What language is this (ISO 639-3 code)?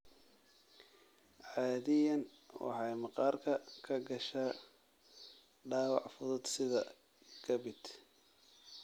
som